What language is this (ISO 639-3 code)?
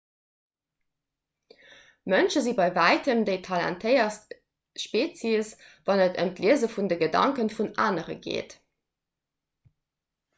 ltz